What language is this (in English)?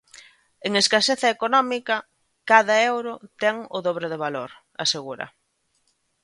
Galician